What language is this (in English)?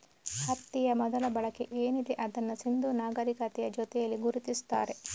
Kannada